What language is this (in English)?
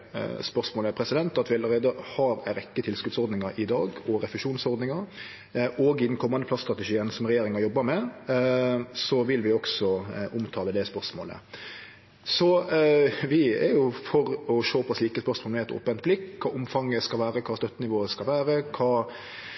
Norwegian Nynorsk